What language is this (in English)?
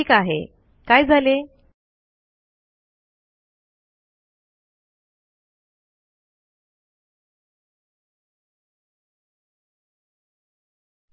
Marathi